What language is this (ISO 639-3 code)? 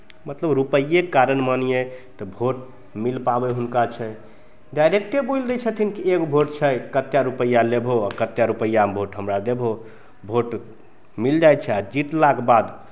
mai